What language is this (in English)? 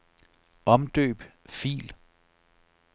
Danish